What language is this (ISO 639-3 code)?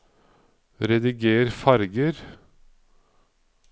nor